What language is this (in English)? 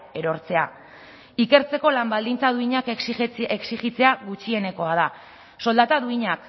Basque